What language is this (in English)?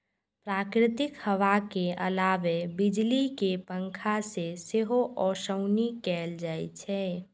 Maithili